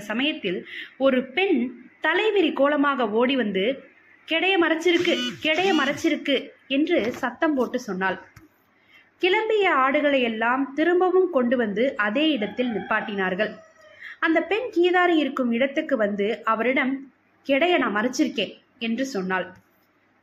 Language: Tamil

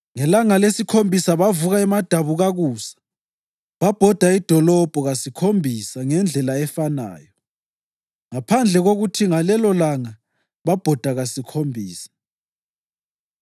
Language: North Ndebele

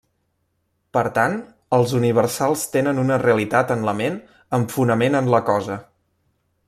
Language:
Catalan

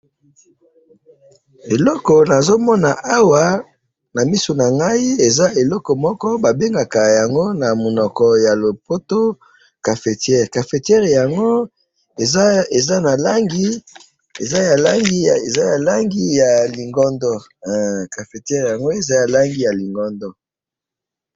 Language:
Lingala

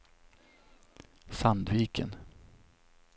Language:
Swedish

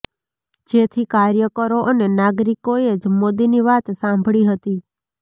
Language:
Gujarati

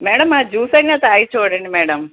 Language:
Telugu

